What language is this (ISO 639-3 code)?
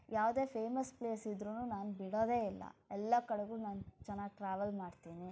kan